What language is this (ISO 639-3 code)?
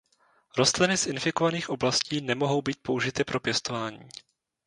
ces